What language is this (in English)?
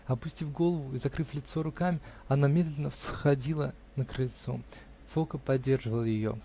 Russian